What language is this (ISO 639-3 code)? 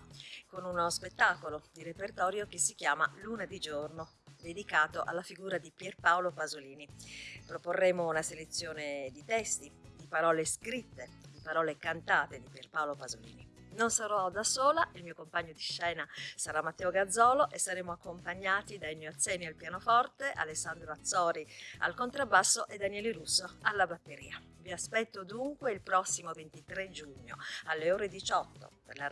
ita